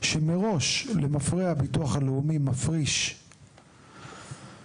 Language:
Hebrew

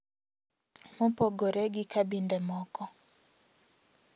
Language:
Luo (Kenya and Tanzania)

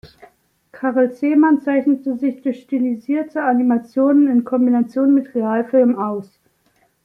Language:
German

